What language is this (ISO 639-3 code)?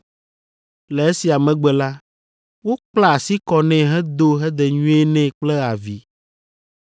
ewe